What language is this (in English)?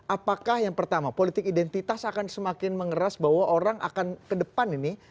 Indonesian